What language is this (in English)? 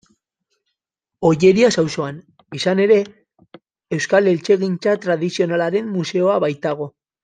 Basque